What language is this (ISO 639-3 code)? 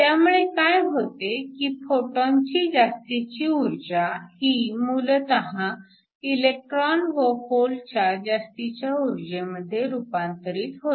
mar